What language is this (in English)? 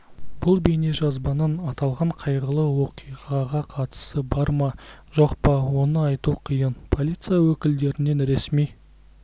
Kazakh